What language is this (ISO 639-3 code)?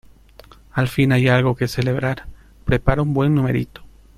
spa